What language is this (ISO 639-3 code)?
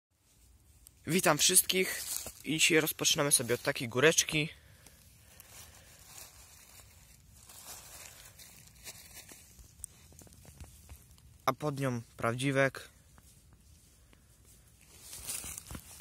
pol